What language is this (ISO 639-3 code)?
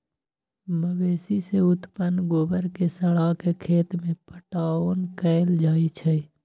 mag